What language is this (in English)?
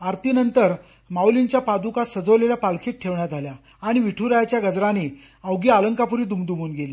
Marathi